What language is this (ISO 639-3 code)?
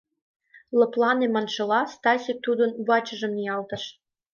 chm